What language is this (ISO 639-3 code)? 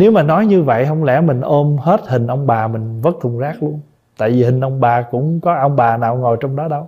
vie